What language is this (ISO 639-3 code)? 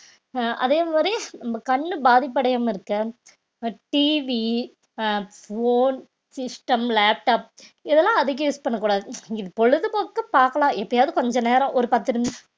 tam